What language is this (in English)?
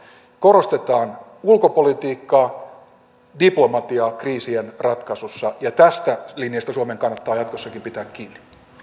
Finnish